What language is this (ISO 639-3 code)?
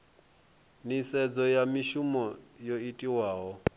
ven